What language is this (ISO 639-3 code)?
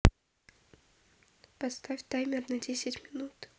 rus